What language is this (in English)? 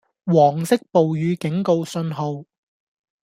Cantonese